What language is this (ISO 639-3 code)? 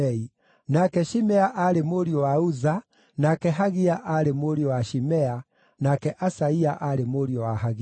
kik